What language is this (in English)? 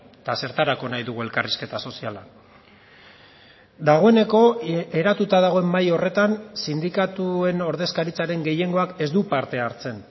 Basque